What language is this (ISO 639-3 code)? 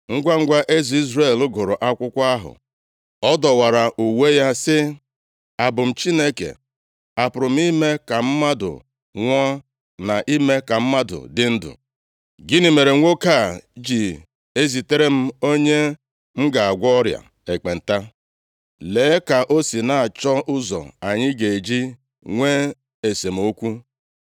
ibo